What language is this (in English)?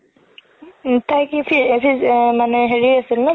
Assamese